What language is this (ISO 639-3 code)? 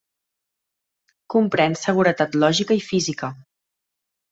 cat